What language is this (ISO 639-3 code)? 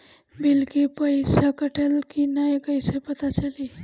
bho